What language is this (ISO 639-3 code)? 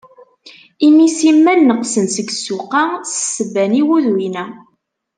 kab